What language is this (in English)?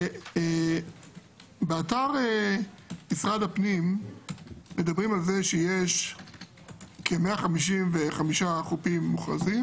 Hebrew